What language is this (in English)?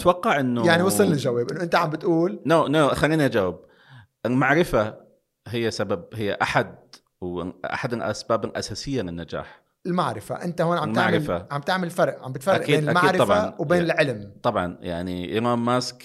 Arabic